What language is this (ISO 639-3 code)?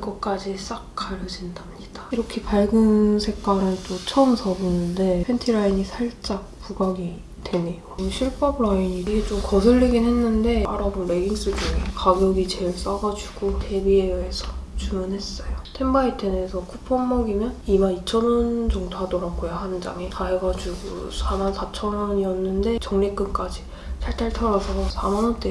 kor